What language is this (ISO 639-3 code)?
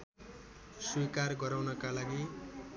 nep